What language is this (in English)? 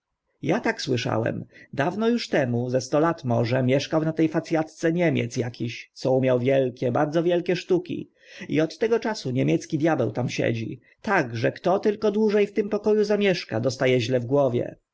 Polish